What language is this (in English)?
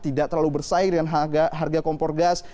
Indonesian